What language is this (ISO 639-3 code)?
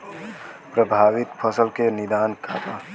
bho